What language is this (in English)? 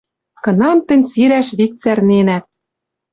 Western Mari